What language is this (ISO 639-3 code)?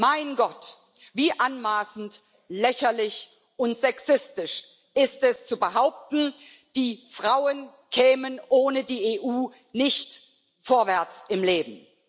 deu